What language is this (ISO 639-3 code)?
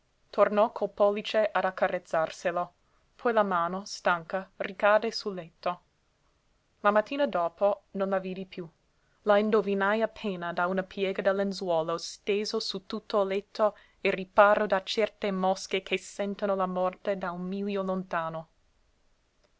ita